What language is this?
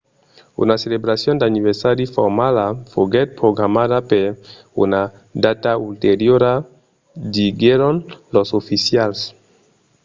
Occitan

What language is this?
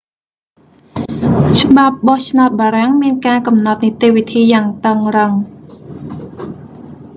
Khmer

